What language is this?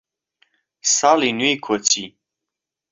Central Kurdish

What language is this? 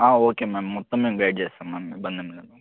Telugu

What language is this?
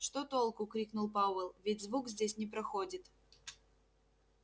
Russian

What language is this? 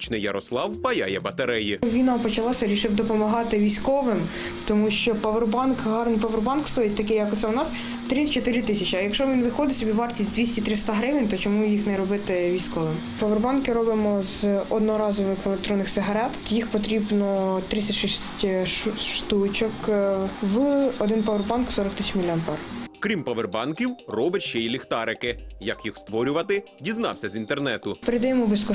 Ukrainian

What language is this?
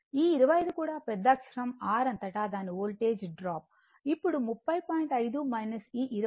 Telugu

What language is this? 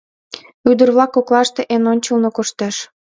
Mari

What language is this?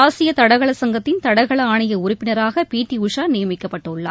Tamil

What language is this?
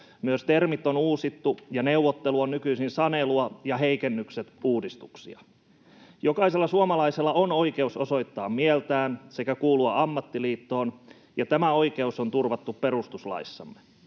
Finnish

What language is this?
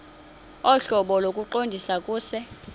Xhosa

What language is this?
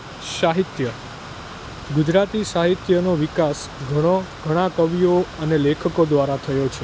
Gujarati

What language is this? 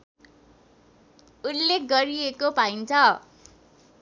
Nepali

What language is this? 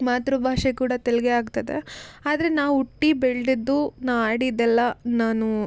Kannada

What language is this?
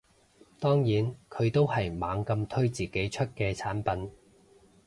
Cantonese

